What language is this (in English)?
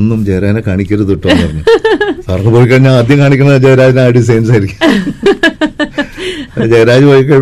Malayalam